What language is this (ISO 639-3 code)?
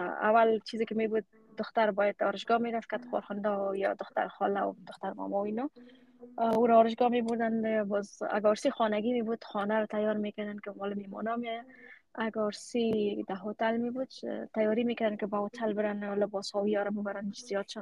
fas